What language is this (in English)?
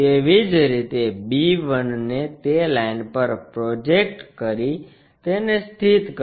Gujarati